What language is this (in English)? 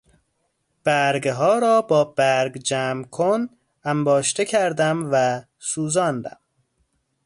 Persian